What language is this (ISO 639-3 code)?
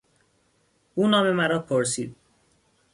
fas